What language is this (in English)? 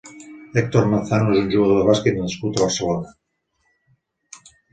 Catalan